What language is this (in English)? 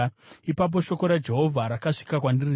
Shona